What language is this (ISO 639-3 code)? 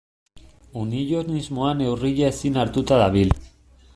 eus